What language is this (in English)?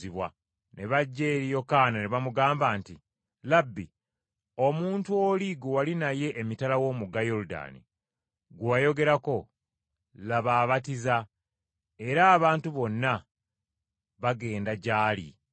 Ganda